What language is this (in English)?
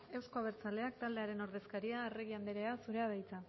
Basque